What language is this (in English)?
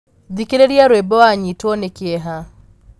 Kikuyu